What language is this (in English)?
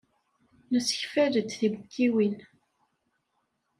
Kabyle